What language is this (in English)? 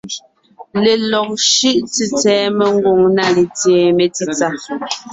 Ngiemboon